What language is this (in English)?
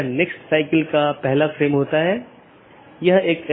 Hindi